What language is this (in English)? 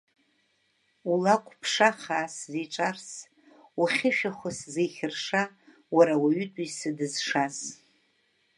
Abkhazian